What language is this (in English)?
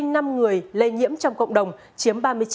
Vietnamese